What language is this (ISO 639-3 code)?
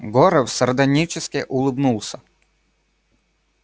rus